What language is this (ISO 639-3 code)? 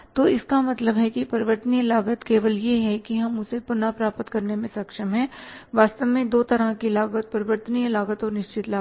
hin